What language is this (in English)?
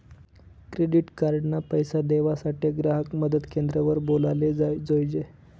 Marathi